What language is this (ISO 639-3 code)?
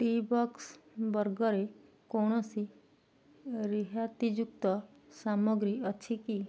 ori